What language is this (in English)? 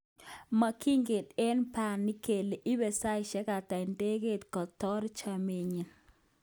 Kalenjin